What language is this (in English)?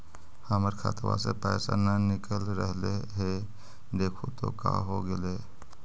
Magahi